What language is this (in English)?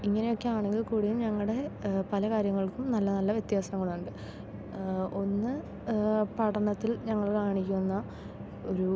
Malayalam